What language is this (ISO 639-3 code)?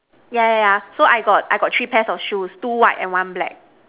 eng